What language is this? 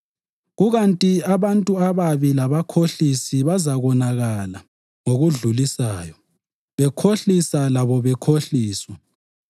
North Ndebele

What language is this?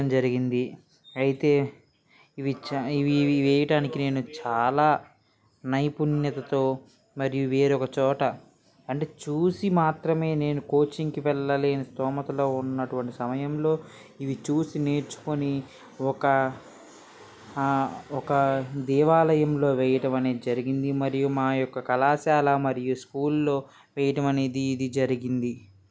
Telugu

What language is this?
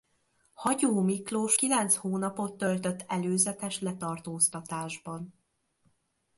Hungarian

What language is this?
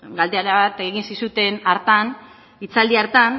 Basque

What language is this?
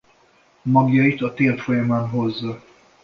Hungarian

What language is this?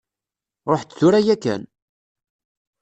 Kabyle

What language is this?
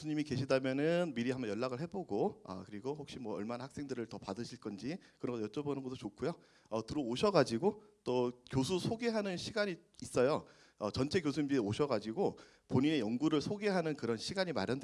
Korean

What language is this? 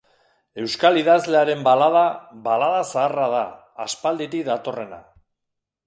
Basque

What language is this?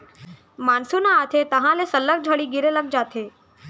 Chhattisgarhi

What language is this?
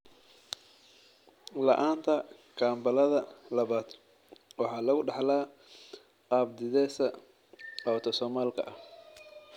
Somali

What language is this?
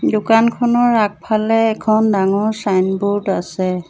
Assamese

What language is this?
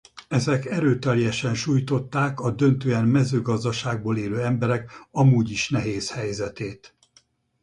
Hungarian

